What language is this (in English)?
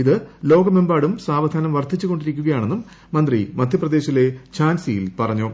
Malayalam